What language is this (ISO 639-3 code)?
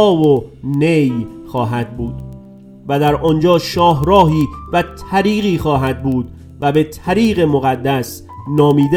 fas